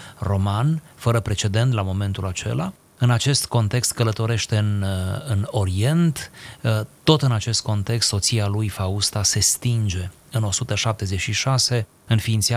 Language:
Romanian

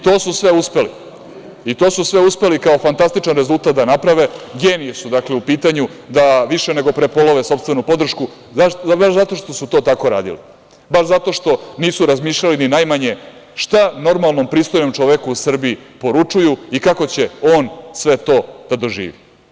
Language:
Serbian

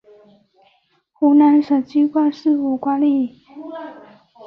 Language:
Chinese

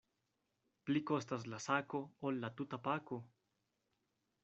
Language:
Esperanto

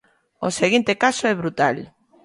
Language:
Galician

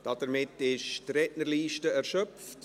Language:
Swiss German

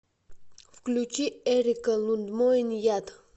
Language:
Russian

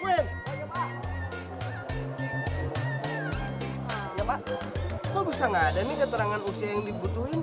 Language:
Indonesian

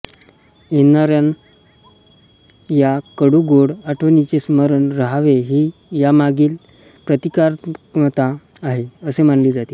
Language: Marathi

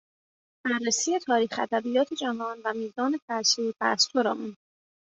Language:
Persian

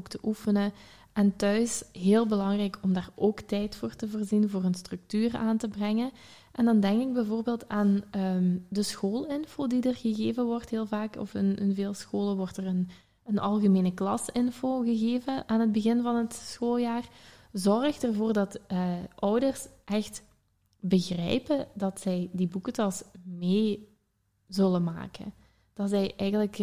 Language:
Dutch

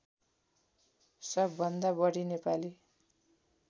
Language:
Nepali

